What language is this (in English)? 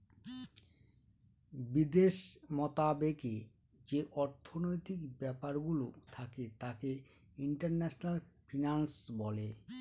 Bangla